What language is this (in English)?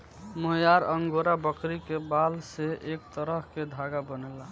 Bhojpuri